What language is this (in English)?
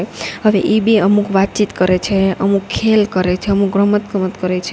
Gujarati